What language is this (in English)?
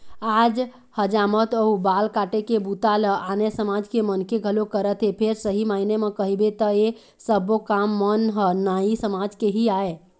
Chhattisgarhi